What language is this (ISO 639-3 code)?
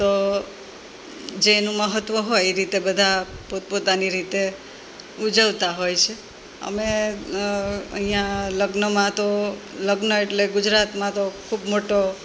guj